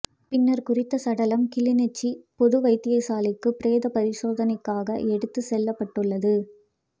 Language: Tamil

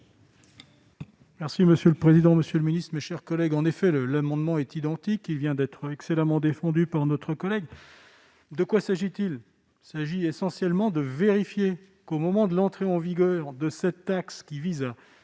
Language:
French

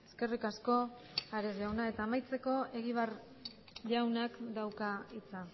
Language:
Basque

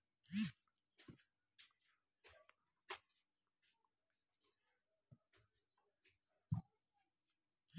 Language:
Maithili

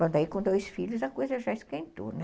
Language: Portuguese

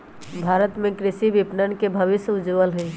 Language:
Magahi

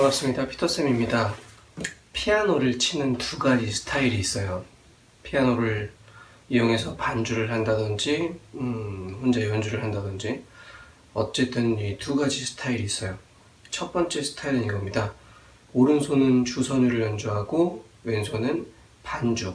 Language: Korean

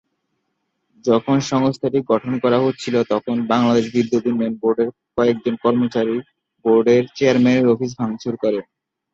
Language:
Bangla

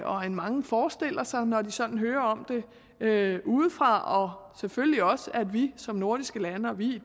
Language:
Danish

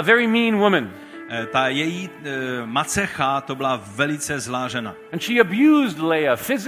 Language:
Czech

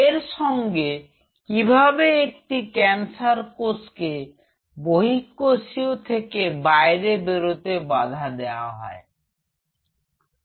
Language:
Bangla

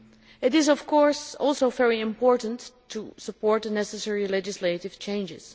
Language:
English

